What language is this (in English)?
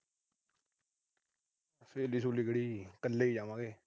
Punjabi